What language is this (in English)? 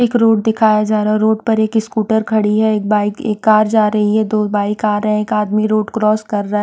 Hindi